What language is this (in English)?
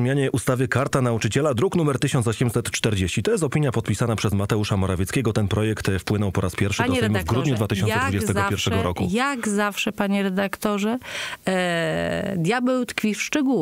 Polish